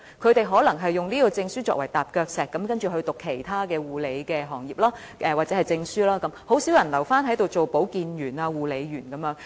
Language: Cantonese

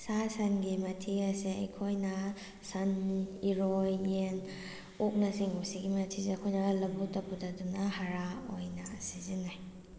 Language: Manipuri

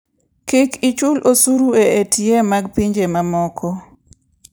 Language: Luo (Kenya and Tanzania)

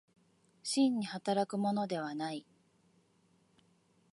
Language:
Japanese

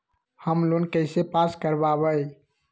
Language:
Magahi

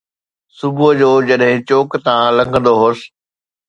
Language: Sindhi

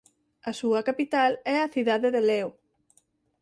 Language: Galician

